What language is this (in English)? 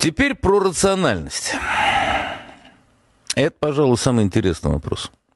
Ukrainian